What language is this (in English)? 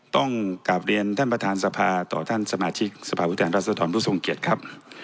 Thai